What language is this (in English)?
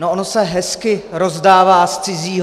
Czech